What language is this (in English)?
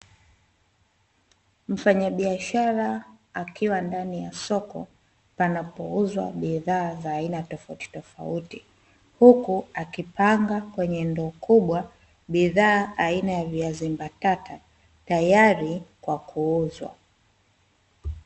Swahili